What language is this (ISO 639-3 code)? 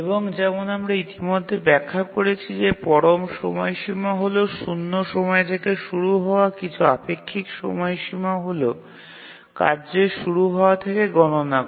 ben